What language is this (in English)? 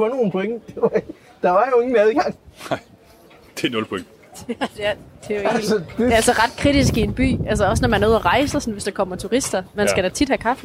Danish